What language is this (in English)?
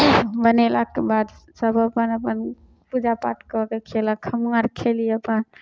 Maithili